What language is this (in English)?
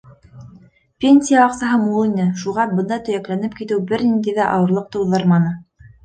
Bashkir